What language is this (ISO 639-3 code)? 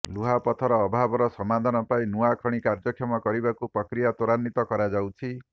ori